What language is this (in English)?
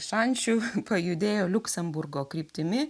Lithuanian